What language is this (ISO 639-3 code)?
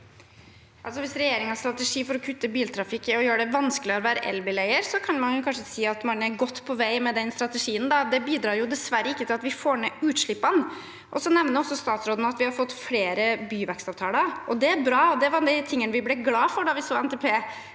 nor